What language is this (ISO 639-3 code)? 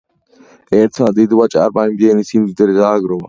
kat